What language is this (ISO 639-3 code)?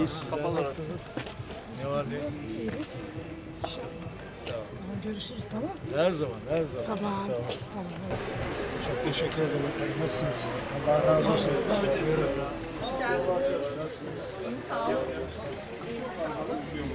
tur